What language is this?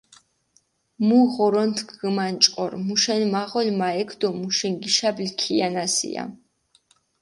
Mingrelian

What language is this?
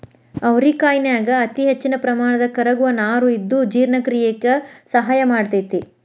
Kannada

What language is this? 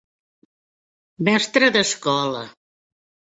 Catalan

